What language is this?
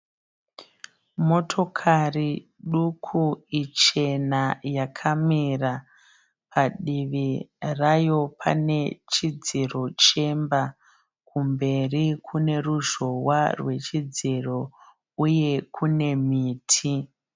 Shona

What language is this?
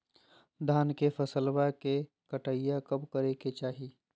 Magahi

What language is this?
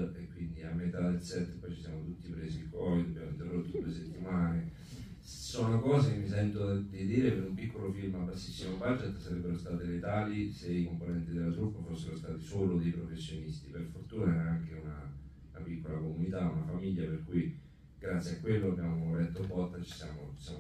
Italian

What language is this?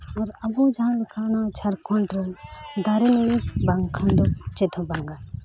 Santali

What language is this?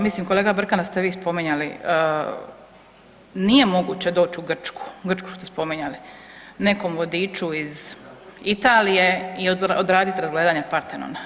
Croatian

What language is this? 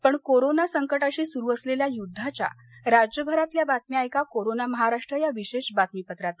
Marathi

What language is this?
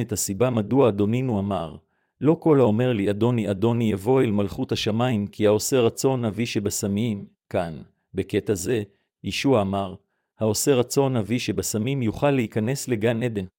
Hebrew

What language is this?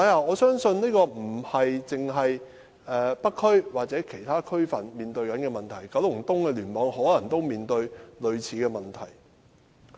Cantonese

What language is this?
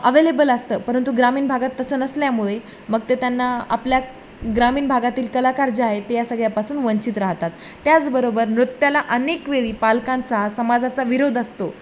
Marathi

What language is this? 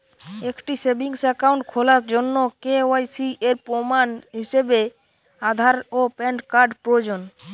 Bangla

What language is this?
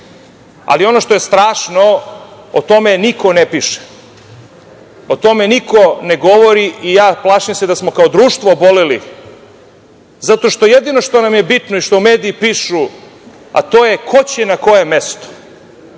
Serbian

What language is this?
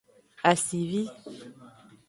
Aja (Benin)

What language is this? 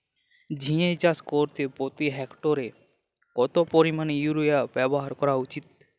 Bangla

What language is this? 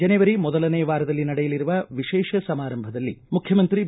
Kannada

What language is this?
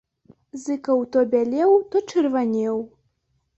Belarusian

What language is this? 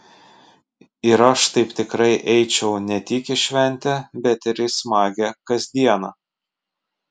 Lithuanian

